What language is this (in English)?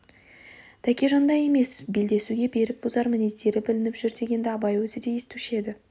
Kazakh